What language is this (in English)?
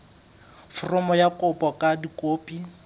Southern Sotho